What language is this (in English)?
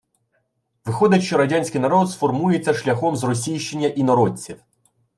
Ukrainian